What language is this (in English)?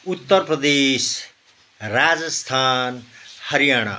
Nepali